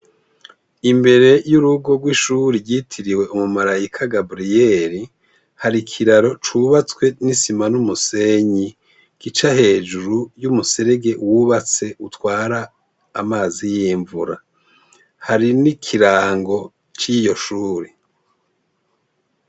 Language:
Rundi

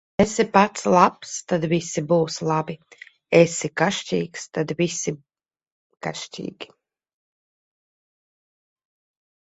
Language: Latvian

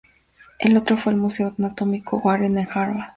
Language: Spanish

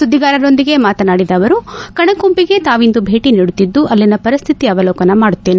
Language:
Kannada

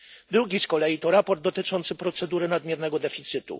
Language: Polish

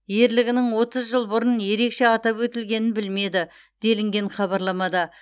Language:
Kazakh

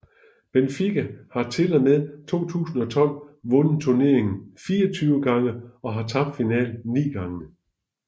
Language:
Danish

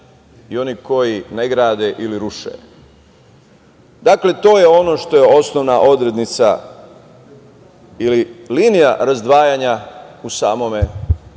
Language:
Serbian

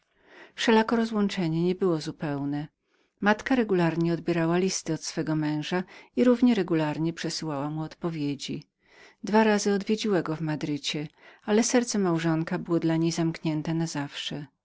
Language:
Polish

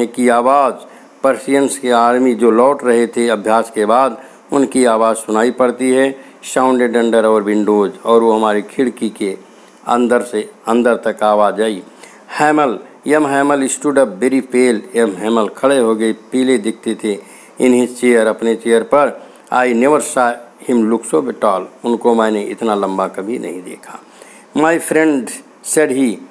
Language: Hindi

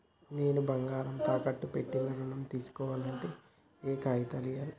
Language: Telugu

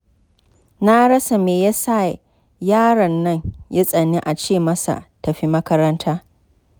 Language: Hausa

